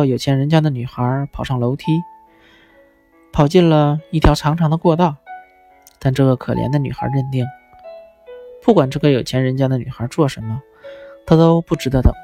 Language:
Chinese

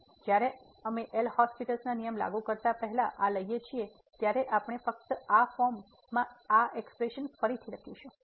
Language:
Gujarati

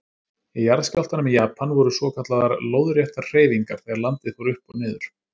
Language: Icelandic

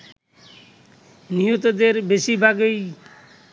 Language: Bangla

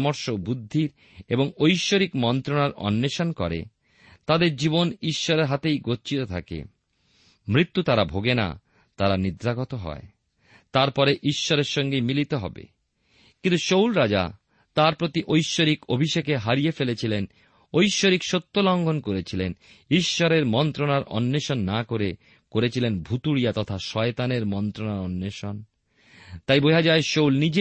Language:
Bangla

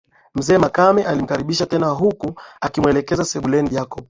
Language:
Swahili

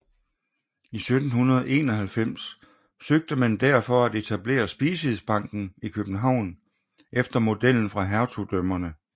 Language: Danish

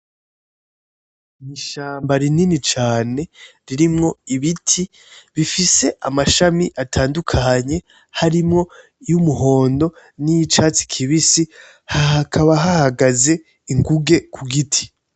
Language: Rundi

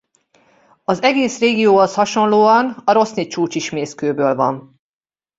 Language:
Hungarian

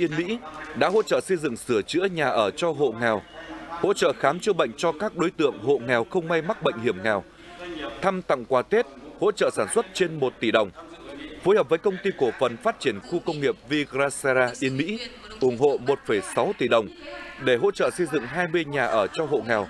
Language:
Vietnamese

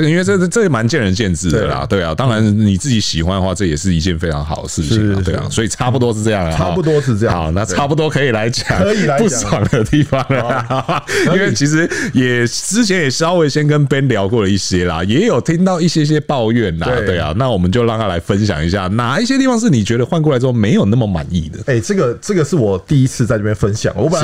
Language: Chinese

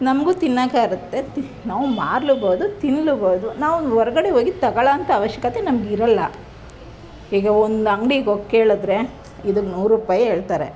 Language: Kannada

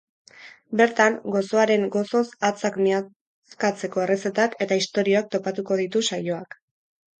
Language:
Basque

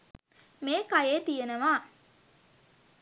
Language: Sinhala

